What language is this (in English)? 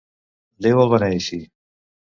Catalan